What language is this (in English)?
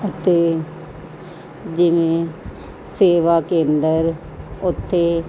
Punjabi